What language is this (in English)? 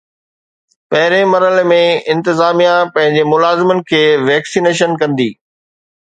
Sindhi